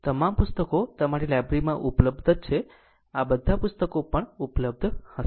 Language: Gujarati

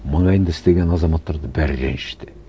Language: Kazakh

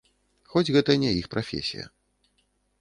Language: Belarusian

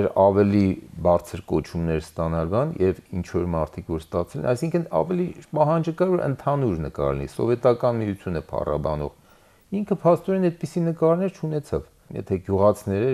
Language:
Turkish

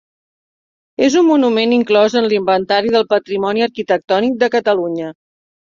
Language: Catalan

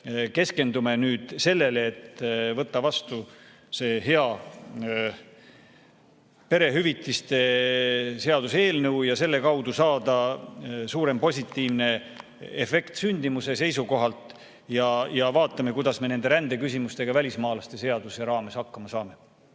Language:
Estonian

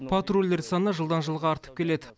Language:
Kazakh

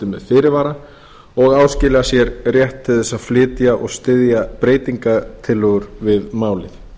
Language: Icelandic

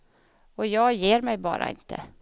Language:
Swedish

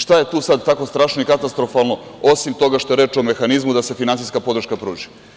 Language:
Serbian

